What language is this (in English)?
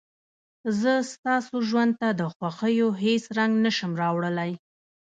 Pashto